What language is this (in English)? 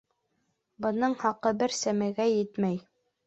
Bashkir